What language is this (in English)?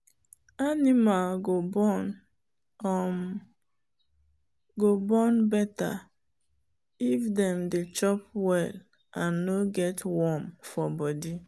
Nigerian Pidgin